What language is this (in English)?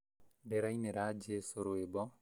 Kikuyu